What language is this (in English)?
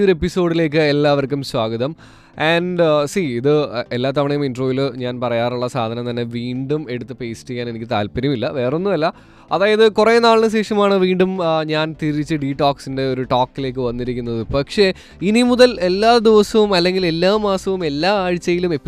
Malayalam